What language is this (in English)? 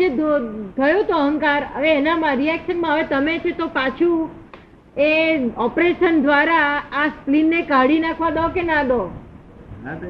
Gujarati